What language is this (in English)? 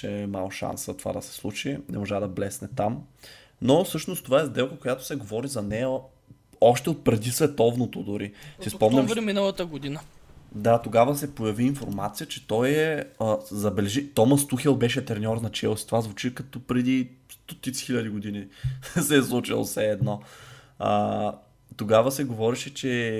Bulgarian